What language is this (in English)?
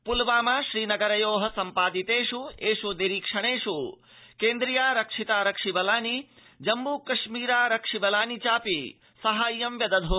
Sanskrit